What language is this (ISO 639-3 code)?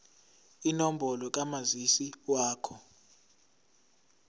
zul